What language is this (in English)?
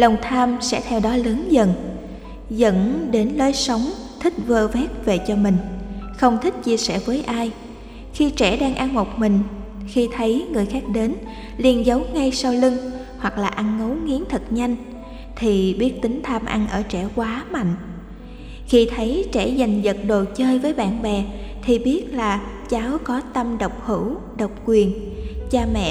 Vietnamese